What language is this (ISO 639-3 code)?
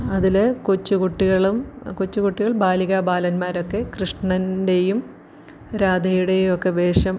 mal